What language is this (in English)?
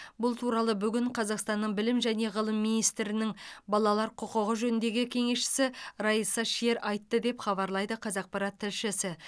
Kazakh